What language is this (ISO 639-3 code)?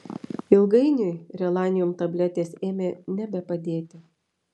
lit